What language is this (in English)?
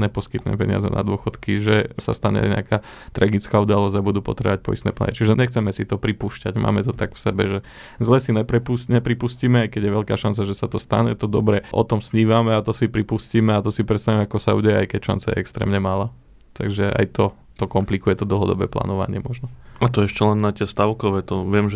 Slovak